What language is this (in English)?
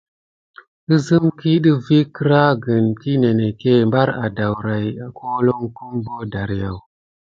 Gidar